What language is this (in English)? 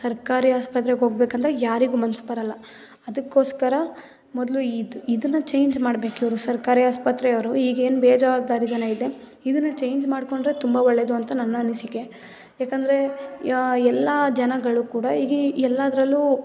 Kannada